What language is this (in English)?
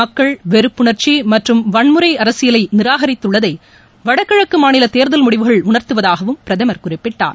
Tamil